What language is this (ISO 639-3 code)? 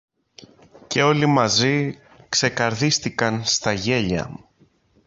ell